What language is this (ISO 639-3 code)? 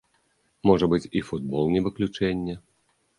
bel